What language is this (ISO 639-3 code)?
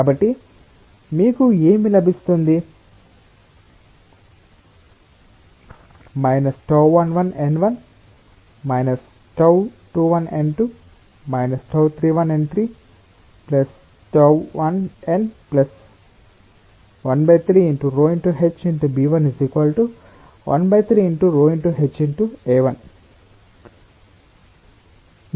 tel